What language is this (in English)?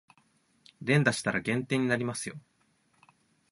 Japanese